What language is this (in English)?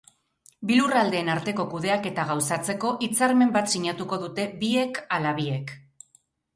Basque